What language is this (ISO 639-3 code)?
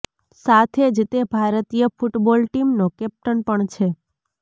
guj